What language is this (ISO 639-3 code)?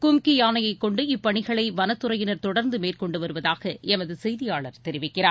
tam